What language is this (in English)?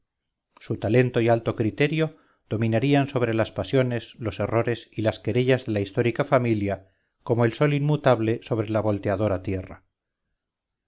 Spanish